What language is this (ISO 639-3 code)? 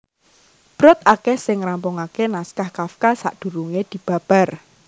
jav